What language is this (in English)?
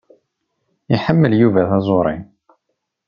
Kabyle